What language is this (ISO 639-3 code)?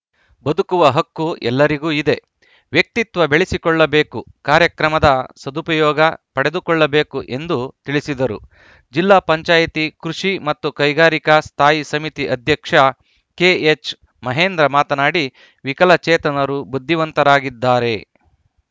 kan